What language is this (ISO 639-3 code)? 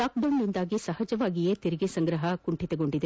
kan